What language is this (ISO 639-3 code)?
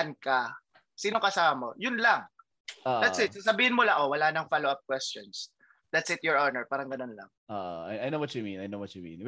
fil